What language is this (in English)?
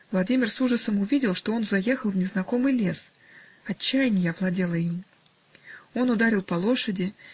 Russian